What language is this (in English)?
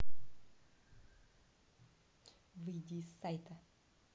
Russian